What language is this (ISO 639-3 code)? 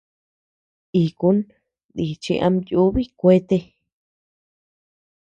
cux